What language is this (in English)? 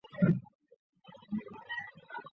Chinese